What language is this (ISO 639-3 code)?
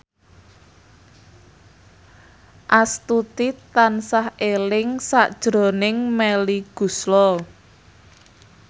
jav